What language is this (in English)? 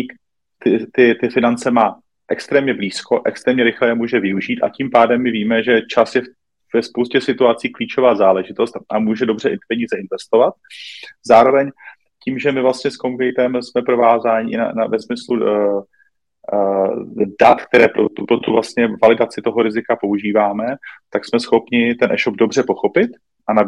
Czech